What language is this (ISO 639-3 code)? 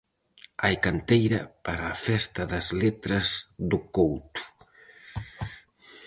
glg